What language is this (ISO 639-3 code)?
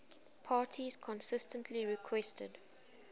eng